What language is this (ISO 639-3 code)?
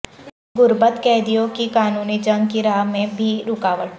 urd